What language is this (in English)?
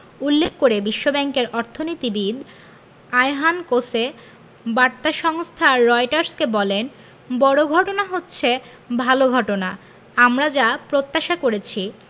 Bangla